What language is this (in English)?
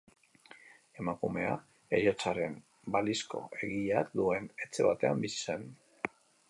Basque